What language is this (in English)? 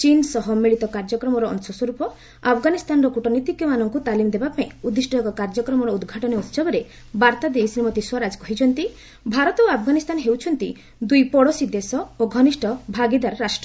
Odia